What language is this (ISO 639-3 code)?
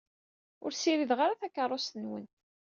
kab